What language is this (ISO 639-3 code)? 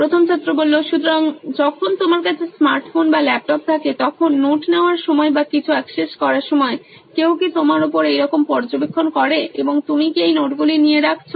ben